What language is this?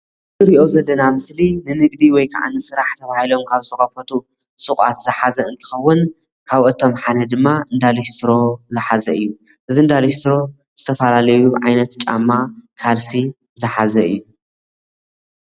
Tigrinya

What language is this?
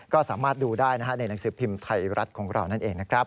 Thai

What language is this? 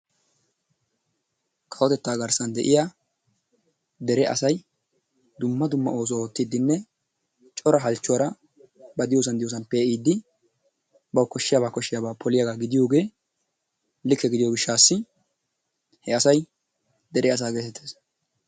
Wolaytta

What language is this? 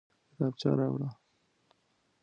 Pashto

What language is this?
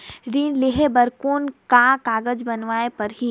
Chhattisgarhi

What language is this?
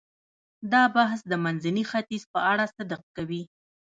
Pashto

